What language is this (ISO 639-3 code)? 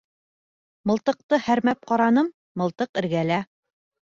bak